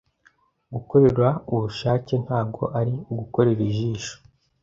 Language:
Kinyarwanda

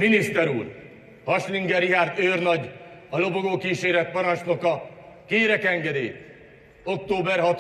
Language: Hungarian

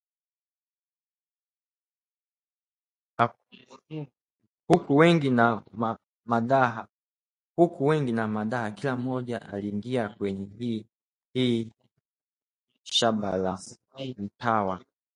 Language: Swahili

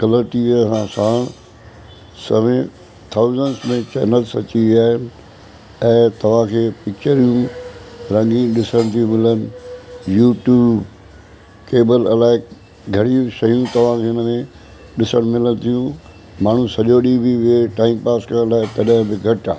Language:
Sindhi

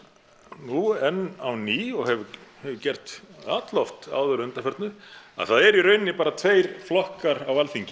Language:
Icelandic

